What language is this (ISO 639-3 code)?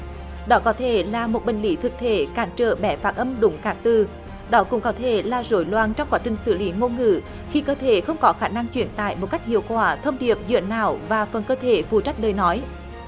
vie